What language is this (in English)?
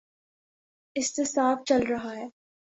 Urdu